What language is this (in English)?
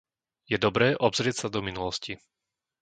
Slovak